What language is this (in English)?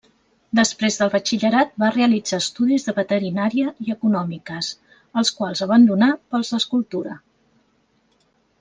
Catalan